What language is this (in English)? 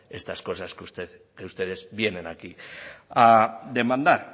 Spanish